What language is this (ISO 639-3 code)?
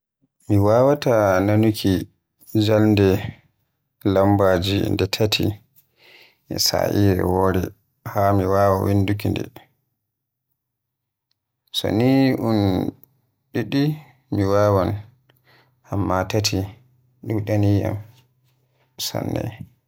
fuh